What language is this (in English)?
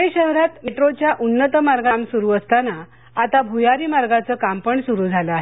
Marathi